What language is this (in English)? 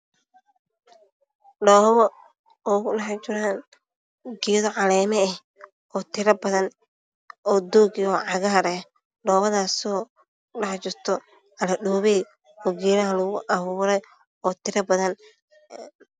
Somali